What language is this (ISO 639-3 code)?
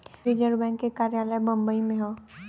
bho